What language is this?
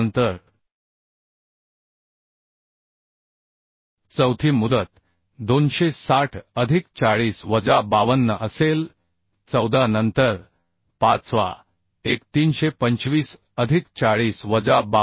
Marathi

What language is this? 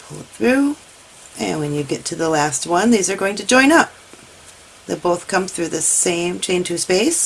English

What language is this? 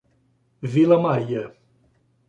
Portuguese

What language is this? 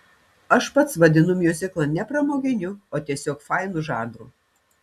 Lithuanian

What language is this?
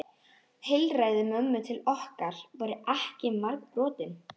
Icelandic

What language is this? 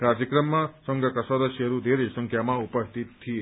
Nepali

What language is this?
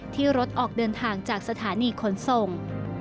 Thai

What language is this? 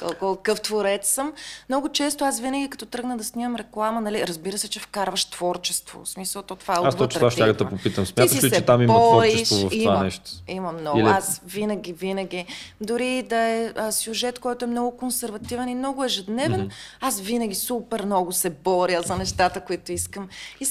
Bulgarian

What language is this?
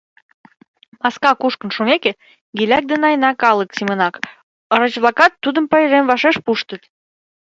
Mari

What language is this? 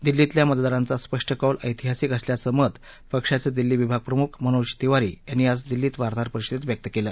Marathi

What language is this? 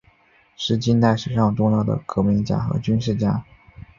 Chinese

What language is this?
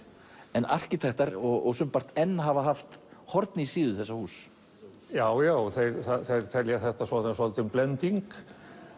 Icelandic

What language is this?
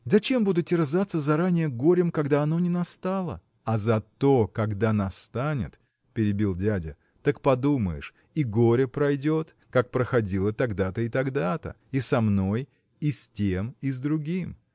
Russian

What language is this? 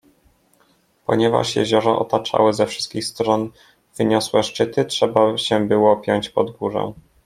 Polish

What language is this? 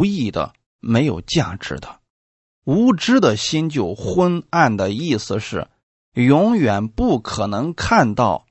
Chinese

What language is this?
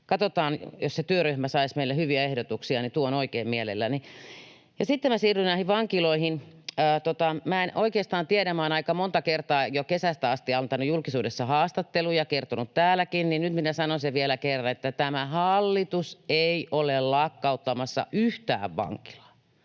Finnish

